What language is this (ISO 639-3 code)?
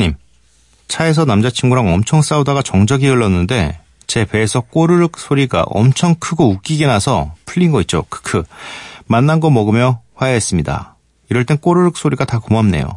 kor